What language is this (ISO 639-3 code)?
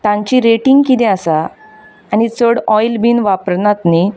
kok